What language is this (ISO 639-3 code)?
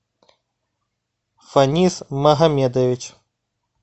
rus